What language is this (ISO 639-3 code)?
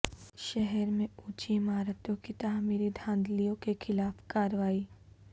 urd